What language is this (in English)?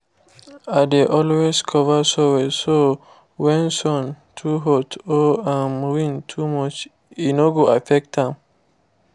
Nigerian Pidgin